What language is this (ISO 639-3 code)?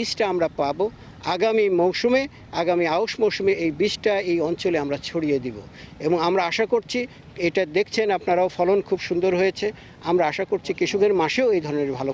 ben